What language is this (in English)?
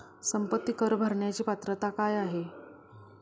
Marathi